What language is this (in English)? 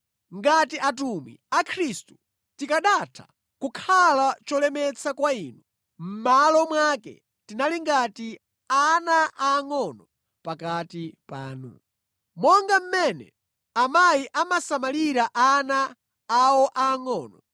Nyanja